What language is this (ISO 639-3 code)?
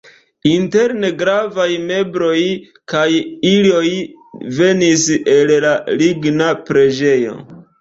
epo